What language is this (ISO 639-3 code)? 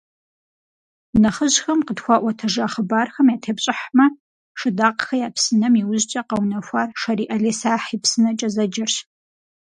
kbd